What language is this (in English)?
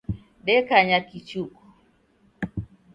Taita